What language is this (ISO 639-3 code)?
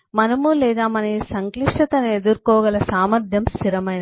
tel